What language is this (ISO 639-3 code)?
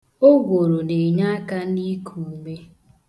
ibo